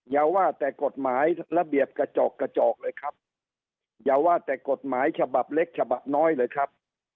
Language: Thai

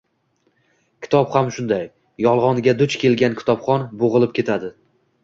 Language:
Uzbek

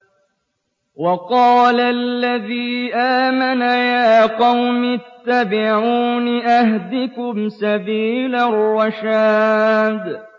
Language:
Arabic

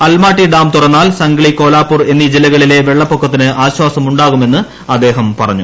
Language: Malayalam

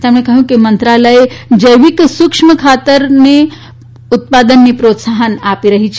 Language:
Gujarati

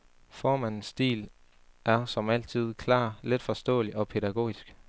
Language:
Danish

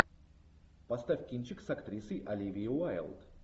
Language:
Russian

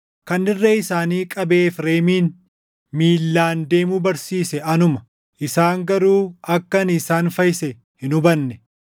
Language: Oromo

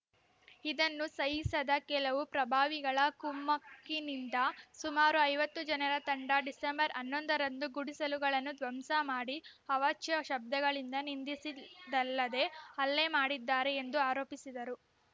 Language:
Kannada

